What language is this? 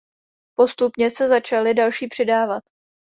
Czech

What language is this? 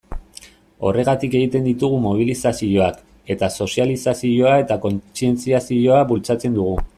Basque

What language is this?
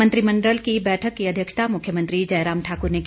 Hindi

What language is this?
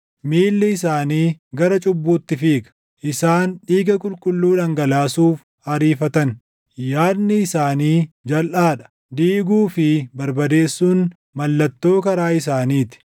Oromo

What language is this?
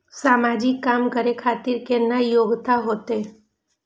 Maithili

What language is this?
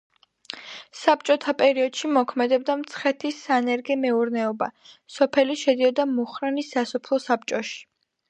Georgian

